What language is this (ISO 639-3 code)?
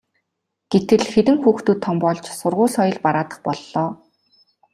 mon